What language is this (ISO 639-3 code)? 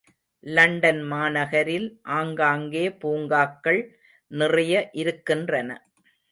tam